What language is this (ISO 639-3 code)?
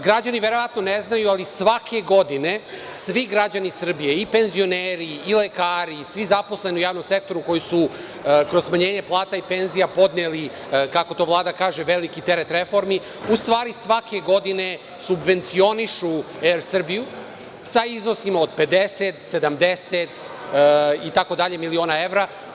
srp